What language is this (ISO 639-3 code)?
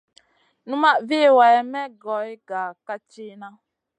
mcn